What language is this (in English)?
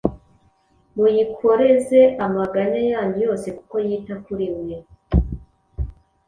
Kinyarwanda